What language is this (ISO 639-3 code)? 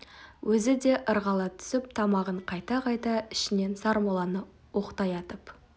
kaz